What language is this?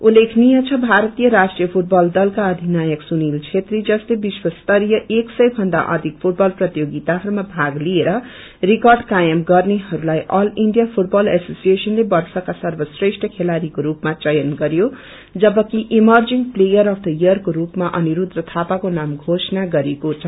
Nepali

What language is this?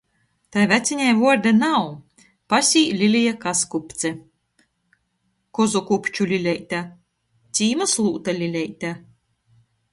Latgalian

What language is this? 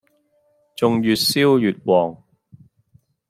Cantonese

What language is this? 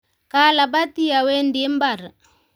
Kalenjin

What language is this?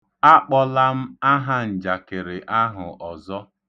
Igbo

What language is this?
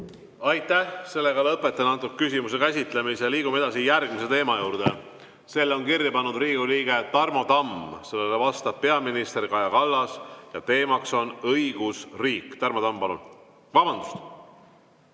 Estonian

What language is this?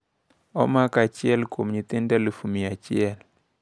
Luo (Kenya and Tanzania)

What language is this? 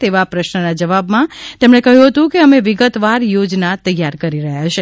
Gujarati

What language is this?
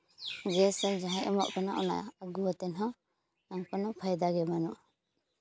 Santali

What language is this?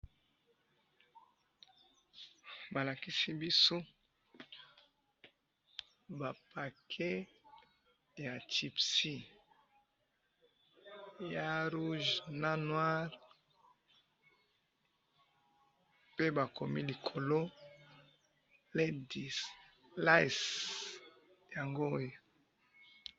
Lingala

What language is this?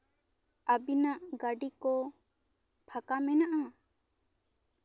Santali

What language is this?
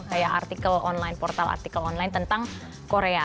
Indonesian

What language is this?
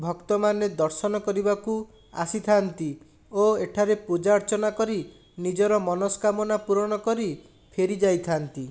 Odia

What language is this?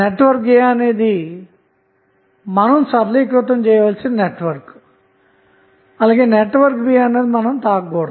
Telugu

